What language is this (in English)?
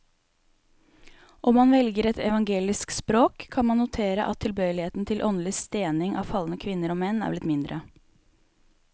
Norwegian